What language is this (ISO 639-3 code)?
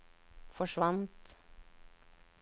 nor